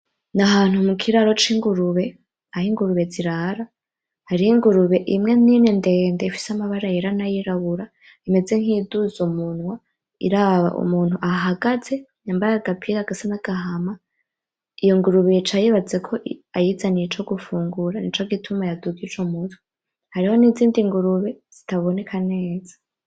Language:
Rundi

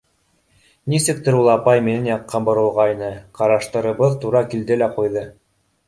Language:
Bashkir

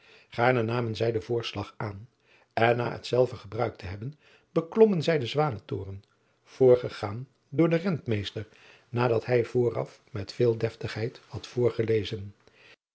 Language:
Dutch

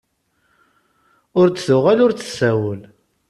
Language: Kabyle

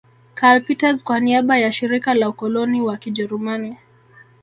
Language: Swahili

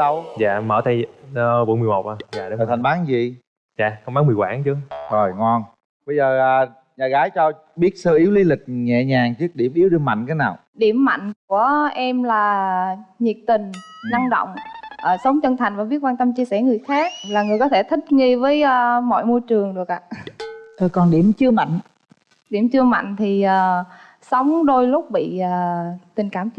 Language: Vietnamese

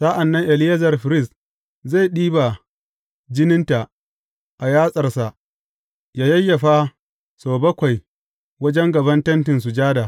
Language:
Hausa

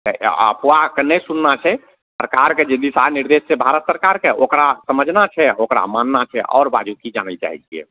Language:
Maithili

